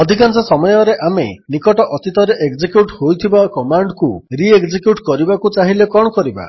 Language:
Odia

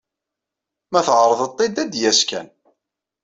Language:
Kabyle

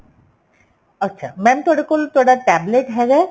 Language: Punjabi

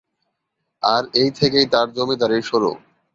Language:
Bangla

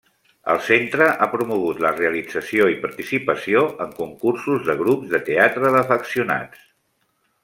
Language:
Catalan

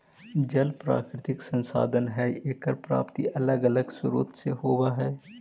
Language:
Magahi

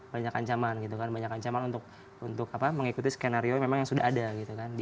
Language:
Indonesian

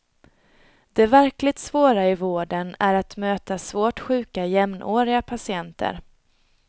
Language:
Swedish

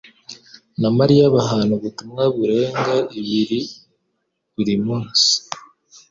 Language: Kinyarwanda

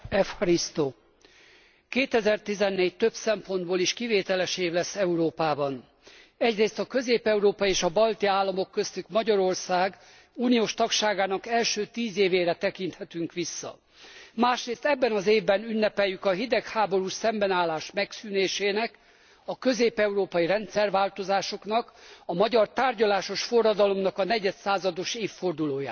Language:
Hungarian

